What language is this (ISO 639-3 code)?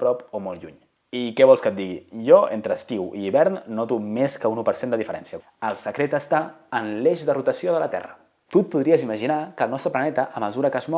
cat